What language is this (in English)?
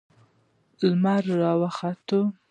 Pashto